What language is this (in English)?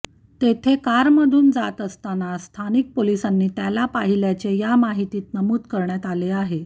Marathi